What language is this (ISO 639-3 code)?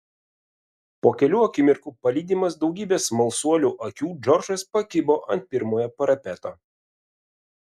lit